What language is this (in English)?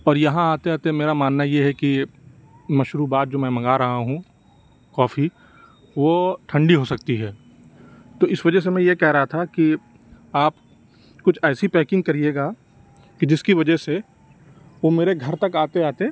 Urdu